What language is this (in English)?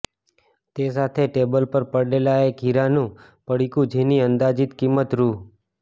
Gujarati